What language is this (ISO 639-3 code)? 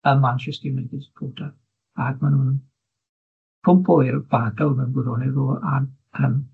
cym